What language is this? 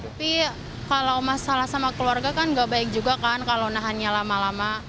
Indonesian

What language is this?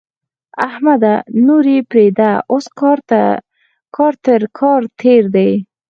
Pashto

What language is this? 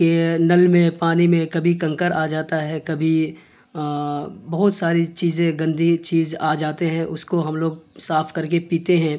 Urdu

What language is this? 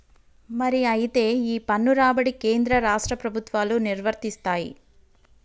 Telugu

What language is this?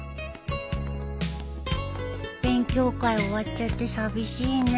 Japanese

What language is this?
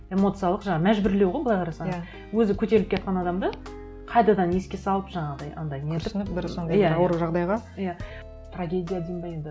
Kazakh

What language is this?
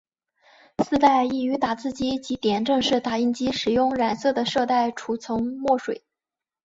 Chinese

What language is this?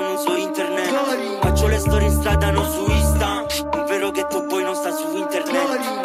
Romanian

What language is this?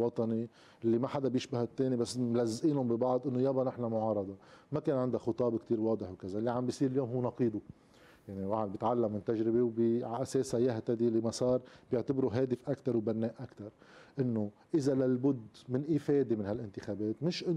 Arabic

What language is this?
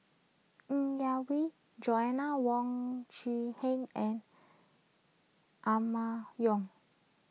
English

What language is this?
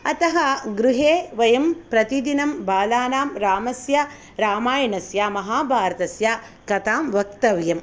Sanskrit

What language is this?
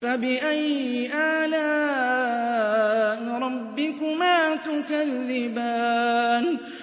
Arabic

